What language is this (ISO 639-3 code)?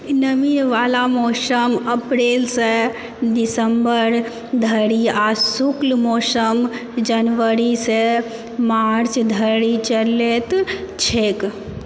mai